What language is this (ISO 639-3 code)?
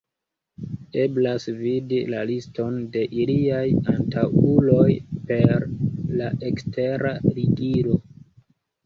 epo